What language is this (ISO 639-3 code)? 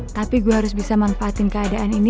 ind